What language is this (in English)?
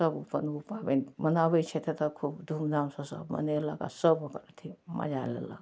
Maithili